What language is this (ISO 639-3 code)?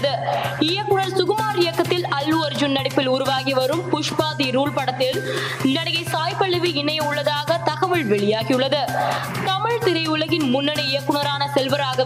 tam